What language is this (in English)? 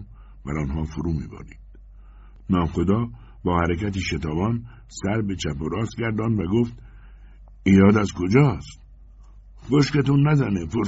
Persian